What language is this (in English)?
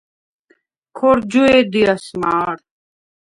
Svan